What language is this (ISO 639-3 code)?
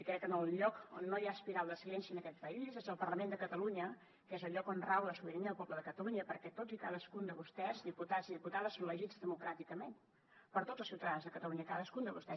cat